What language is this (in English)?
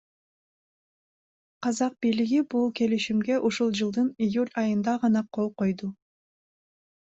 Kyrgyz